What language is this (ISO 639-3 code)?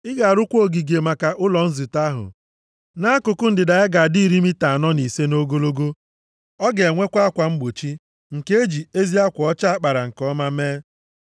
ibo